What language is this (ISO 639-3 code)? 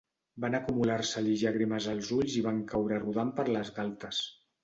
cat